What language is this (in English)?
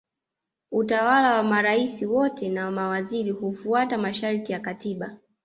Swahili